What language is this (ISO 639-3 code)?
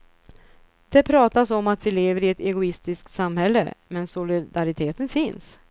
swe